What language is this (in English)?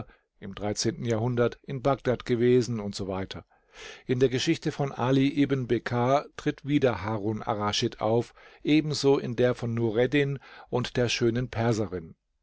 German